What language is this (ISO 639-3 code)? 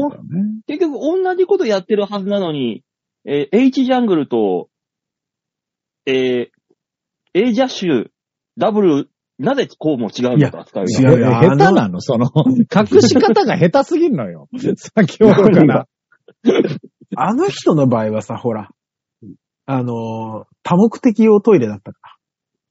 jpn